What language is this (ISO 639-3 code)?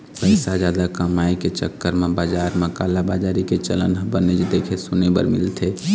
hne